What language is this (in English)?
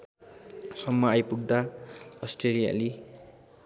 Nepali